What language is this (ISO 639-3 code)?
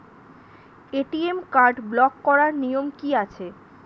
ben